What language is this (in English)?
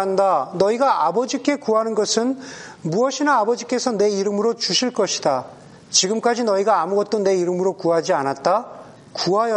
Korean